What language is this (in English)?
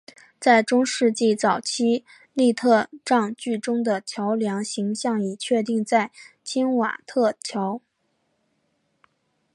Chinese